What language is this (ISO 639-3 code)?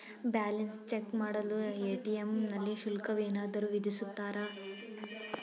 kan